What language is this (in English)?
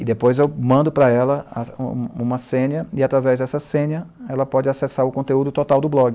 Portuguese